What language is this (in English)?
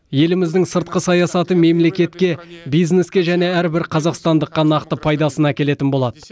Kazakh